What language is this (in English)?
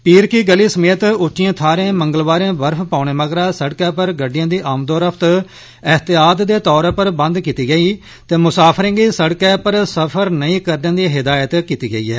Dogri